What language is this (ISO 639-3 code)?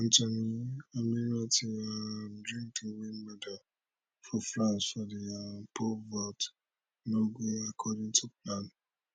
pcm